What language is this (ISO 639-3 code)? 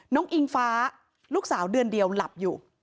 tha